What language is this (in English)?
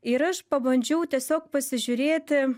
Lithuanian